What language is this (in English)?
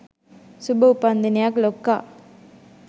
Sinhala